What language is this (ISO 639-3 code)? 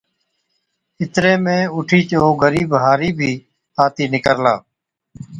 odk